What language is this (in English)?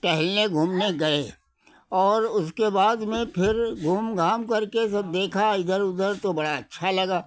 Hindi